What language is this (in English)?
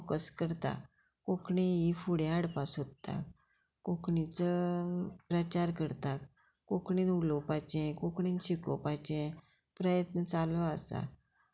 Konkani